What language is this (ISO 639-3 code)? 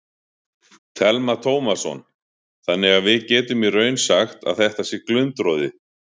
isl